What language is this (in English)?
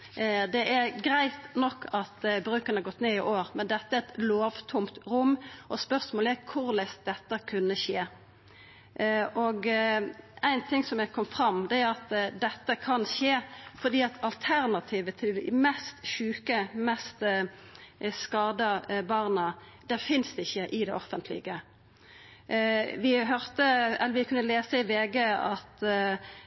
Norwegian Nynorsk